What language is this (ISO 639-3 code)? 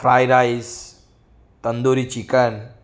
guj